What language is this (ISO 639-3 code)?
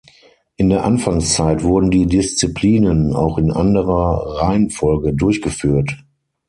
deu